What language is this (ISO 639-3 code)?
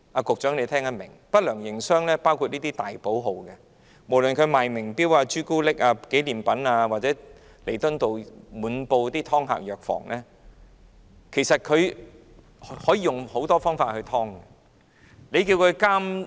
yue